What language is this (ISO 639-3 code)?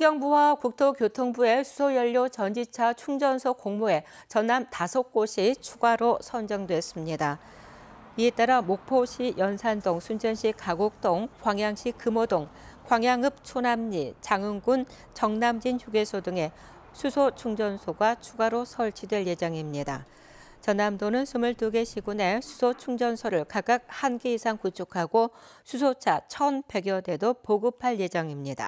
kor